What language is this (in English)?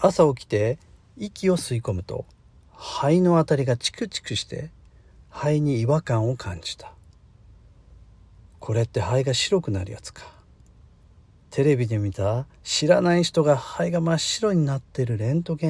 Japanese